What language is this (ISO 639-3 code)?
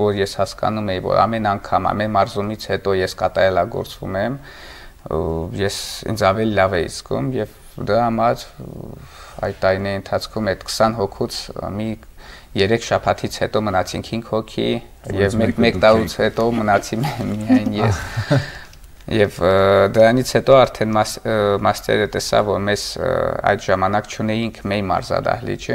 ron